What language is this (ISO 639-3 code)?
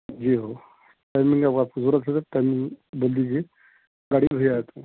urd